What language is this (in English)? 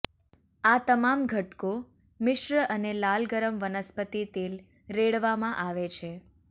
Gujarati